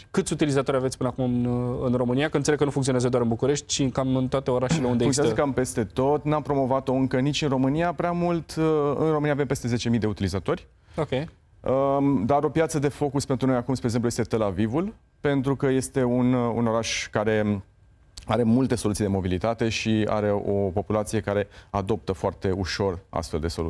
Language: Romanian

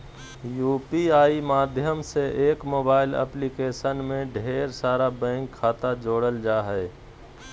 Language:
Magahi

